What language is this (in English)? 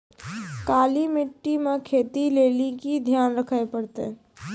Maithili